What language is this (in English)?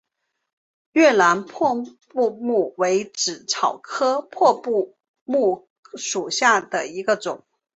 Chinese